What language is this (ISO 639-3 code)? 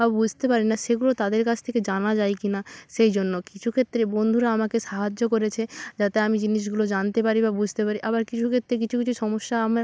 ben